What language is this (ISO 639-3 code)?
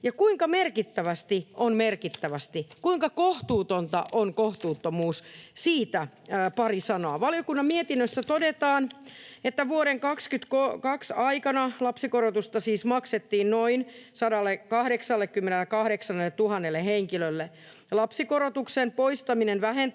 fin